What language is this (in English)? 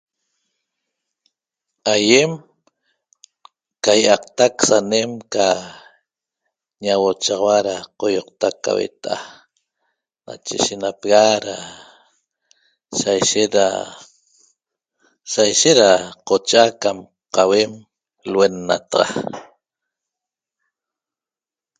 Toba